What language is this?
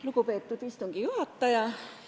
Estonian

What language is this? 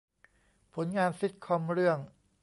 Thai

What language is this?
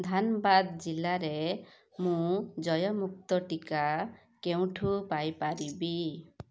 Odia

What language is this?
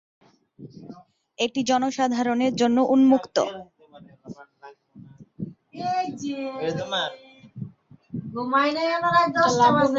Bangla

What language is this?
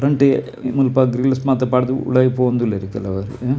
Tulu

